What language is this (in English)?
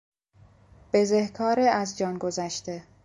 Persian